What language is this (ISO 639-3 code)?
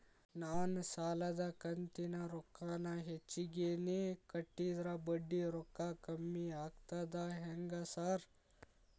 kan